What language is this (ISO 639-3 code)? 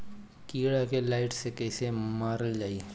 bho